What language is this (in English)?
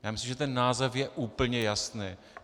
Czech